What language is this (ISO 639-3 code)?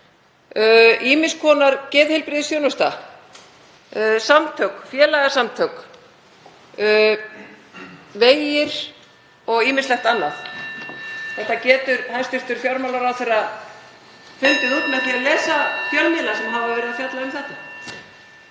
isl